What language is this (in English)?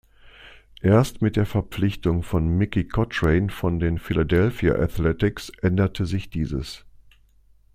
German